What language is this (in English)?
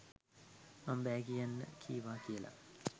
Sinhala